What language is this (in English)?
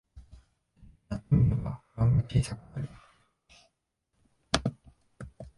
Japanese